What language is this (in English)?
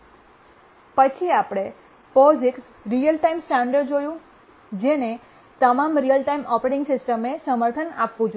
Gujarati